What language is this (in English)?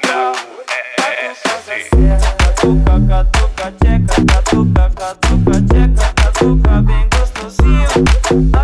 Portuguese